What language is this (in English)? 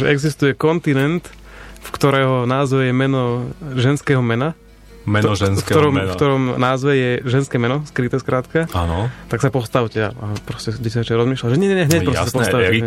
Slovak